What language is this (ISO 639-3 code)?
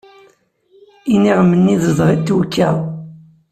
kab